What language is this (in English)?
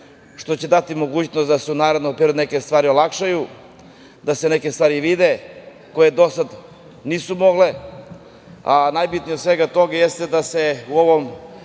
Serbian